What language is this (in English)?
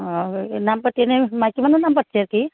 Assamese